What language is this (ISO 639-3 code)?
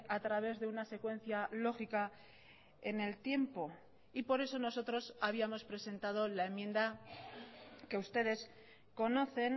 spa